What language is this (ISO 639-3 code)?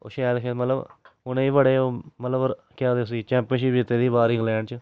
doi